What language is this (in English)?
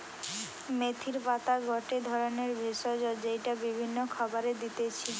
Bangla